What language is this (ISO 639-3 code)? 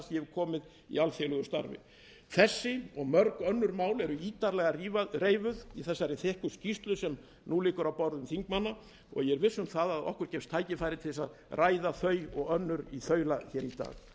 isl